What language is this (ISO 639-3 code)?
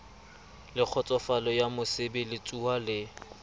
sot